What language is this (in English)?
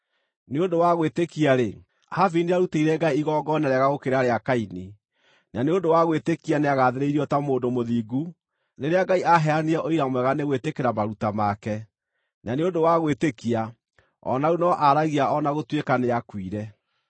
Kikuyu